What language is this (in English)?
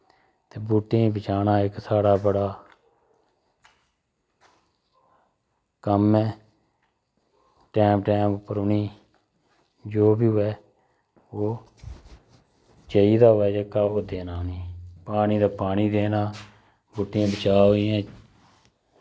Dogri